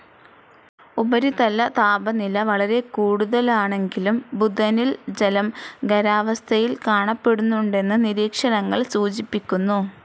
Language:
Malayalam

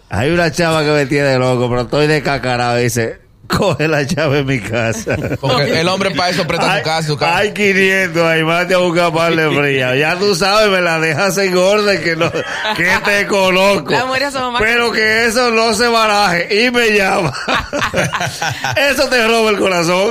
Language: Spanish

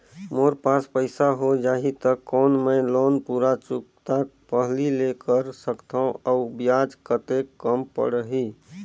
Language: Chhattisgarhi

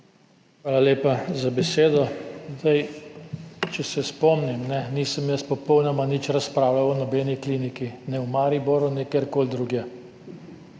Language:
Slovenian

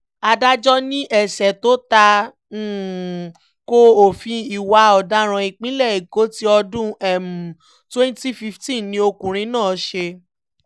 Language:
Yoruba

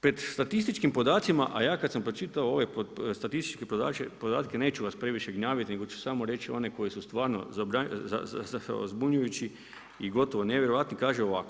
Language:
Croatian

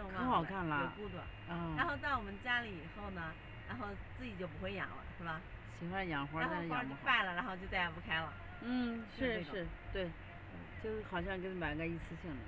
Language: Chinese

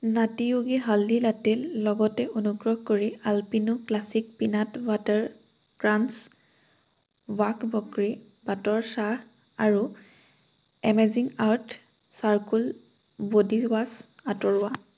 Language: Assamese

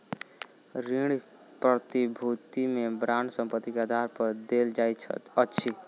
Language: Maithili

